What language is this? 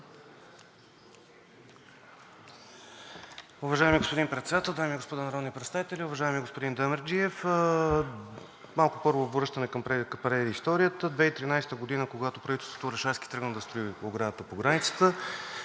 Bulgarian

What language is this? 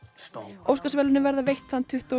Icelandic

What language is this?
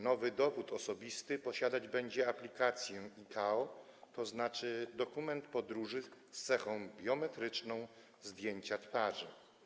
Polish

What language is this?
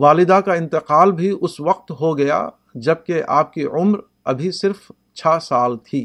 Urdu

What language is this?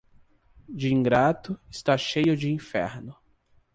Portuguese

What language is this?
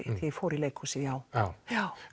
Icelandic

